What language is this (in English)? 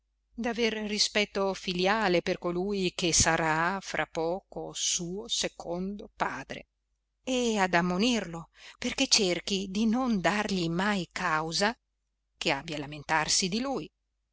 Italian